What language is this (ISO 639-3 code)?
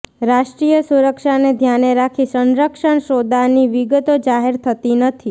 guj